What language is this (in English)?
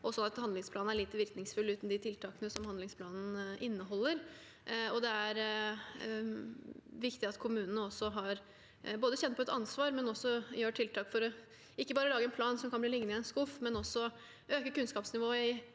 Norwegian